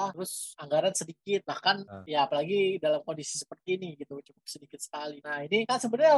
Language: Indonesian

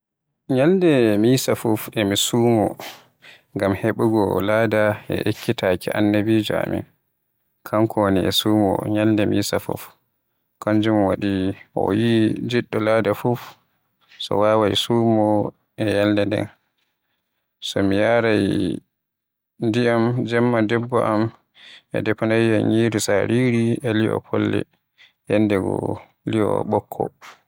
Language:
Western Niger Fulfulde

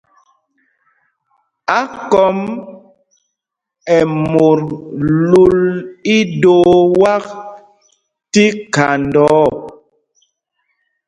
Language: Mpumpong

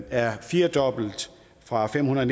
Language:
Danish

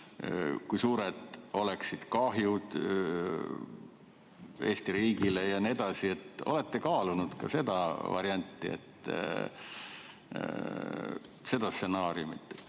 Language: Estonian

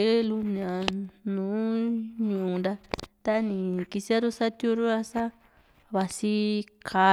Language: Juxtlahuaca Mixtec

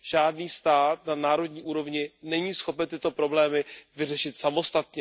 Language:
Czech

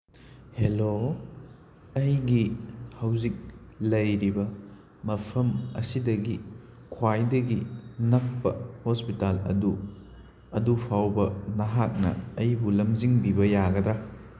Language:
Manipuri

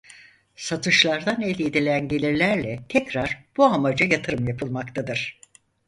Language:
Turkish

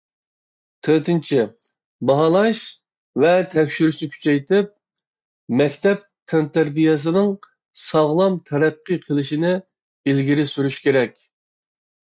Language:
Uyghur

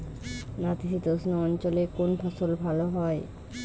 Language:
Bangla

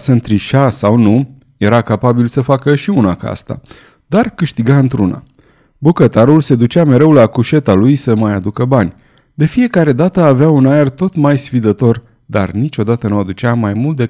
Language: Romanian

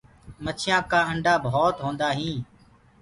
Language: Gurgula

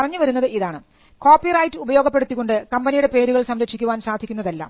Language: Malayalam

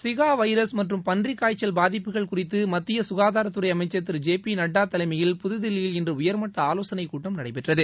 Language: Tamil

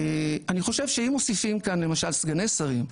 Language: Hebrew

